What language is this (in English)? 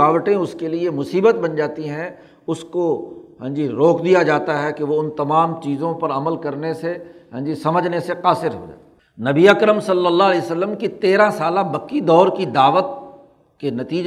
Urdu